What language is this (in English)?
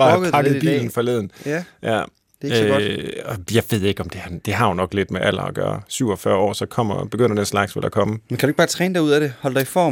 Danish